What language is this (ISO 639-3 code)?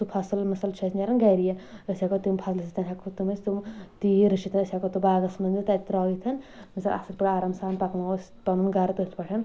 kas